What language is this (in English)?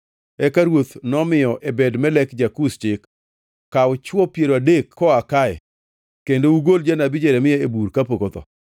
Luo (Kenya and Tanzania)